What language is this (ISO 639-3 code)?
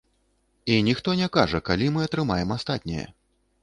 bel